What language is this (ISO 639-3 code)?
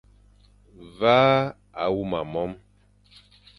fan